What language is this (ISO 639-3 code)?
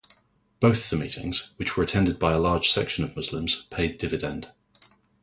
eng